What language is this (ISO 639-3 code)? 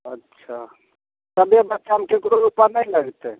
mai